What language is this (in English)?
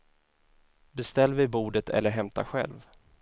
Swedish